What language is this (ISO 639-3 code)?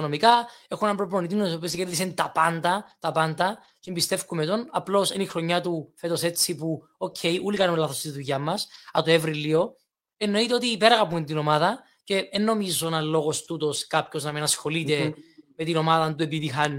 ell